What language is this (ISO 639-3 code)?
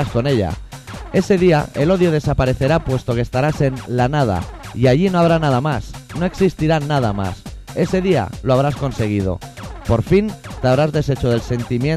spa